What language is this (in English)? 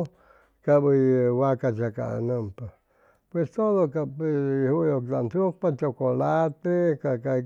Chimalapa Zoque